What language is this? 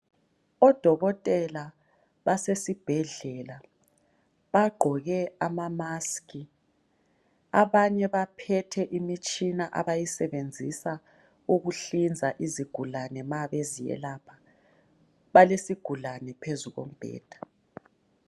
North Ndebele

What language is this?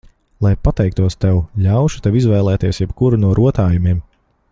Latvian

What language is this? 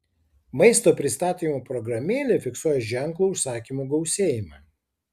Lithuanian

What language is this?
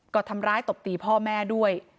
Thai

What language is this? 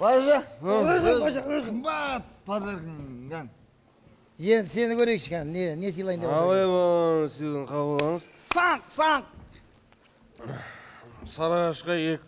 Turkish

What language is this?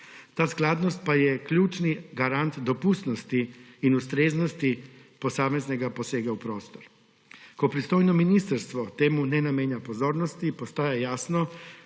Slovenian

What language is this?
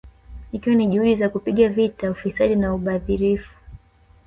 Swahili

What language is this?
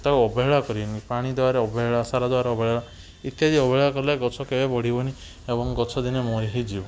Odia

